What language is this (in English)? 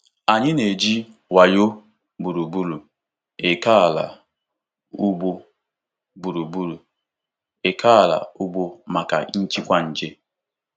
Igbo